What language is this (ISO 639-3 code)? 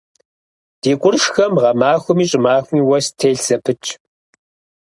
kbd